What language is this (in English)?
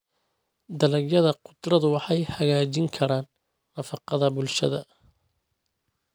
Somali